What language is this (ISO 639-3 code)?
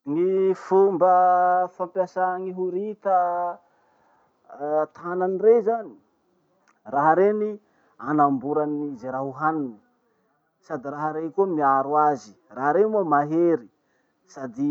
msh